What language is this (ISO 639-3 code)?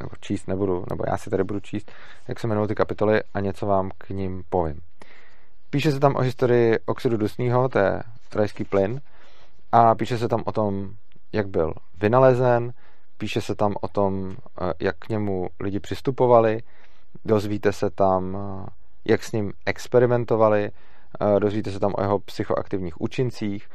ces